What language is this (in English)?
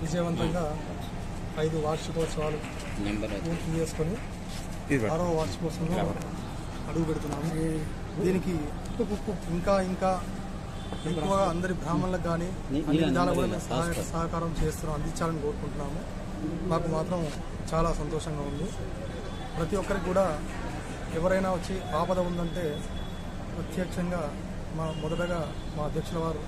Telugu